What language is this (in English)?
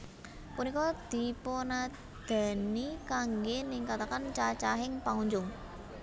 Javanese